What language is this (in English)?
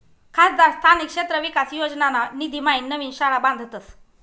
Marathi